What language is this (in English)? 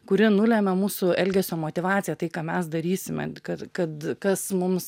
Lithuanian